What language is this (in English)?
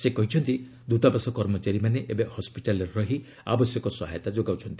Odia